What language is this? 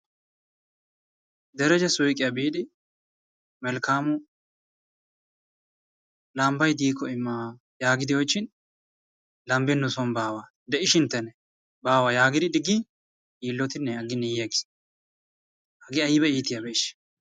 Wolaytta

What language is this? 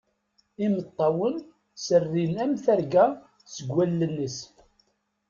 Kabyle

